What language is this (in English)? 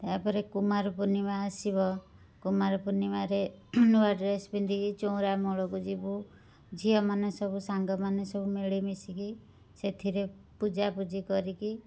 Odia